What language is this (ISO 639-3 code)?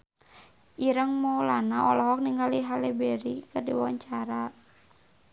sun